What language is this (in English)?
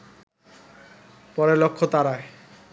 Bangla